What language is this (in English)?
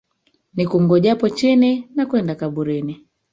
Swahili